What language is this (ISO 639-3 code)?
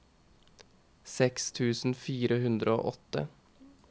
nor